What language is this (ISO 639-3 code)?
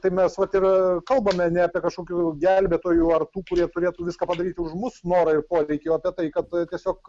lit